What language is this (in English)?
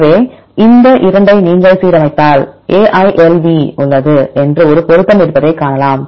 Tamil